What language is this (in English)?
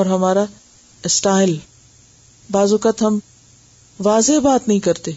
Urdu